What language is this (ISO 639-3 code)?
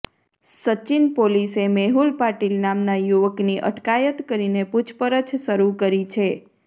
guj